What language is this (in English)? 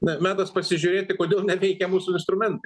Lithuanian